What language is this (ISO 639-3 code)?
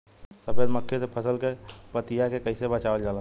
bho